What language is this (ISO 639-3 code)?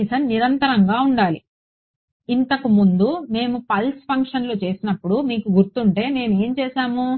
tel